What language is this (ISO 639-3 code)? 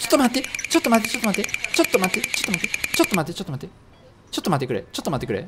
jpn